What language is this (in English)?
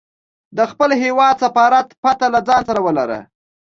Pashto